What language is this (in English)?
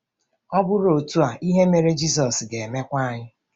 Igbo